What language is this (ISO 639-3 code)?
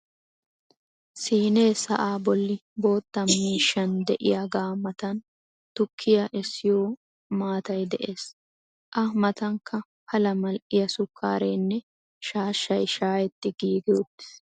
wal